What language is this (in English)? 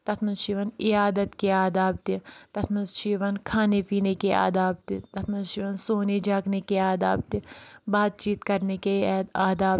Kashmiri